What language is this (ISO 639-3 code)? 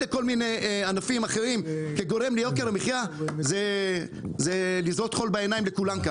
heb